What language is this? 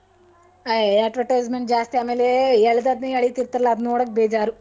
Kannada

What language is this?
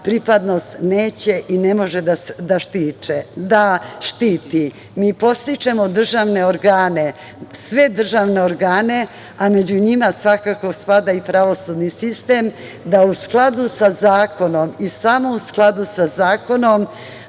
Serbian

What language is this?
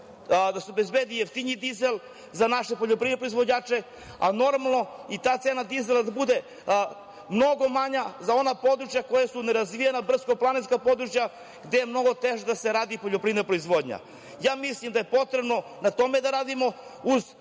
Serbian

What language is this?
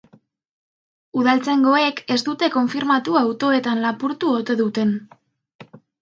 Basque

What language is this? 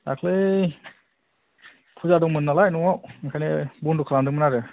Bodo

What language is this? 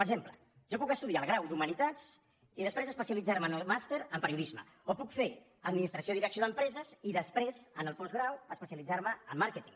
Catalan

